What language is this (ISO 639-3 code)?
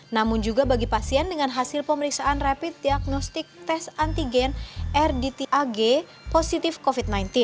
ind